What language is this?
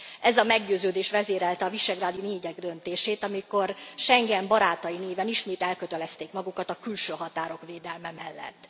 Hungarian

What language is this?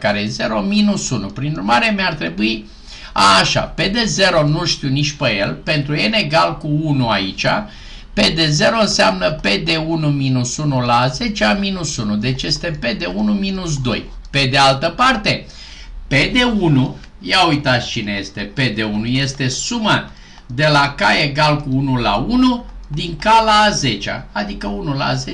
Romanian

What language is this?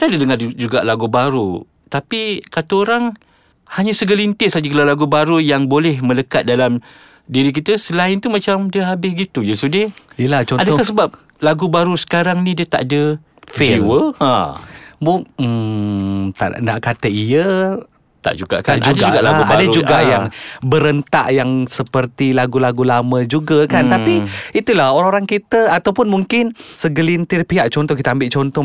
Malay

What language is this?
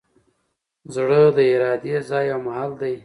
Pashto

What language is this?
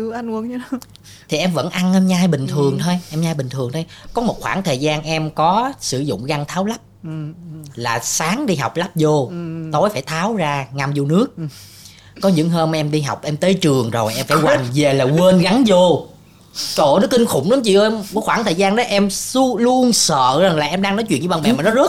Vietnamese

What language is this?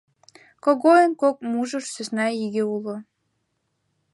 Mari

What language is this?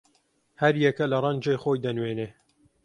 Central Kurdish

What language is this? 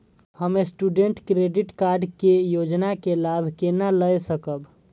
Maithili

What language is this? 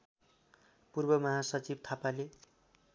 Nepali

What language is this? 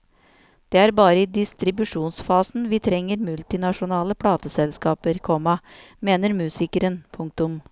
Norwegian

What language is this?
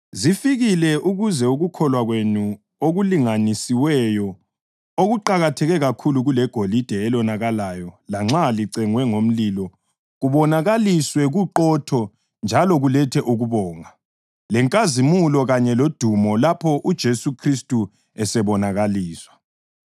North Ndebele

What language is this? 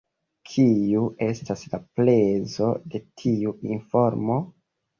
Esperanto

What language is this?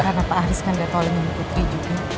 Indonesian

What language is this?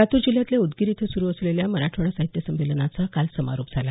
Marathi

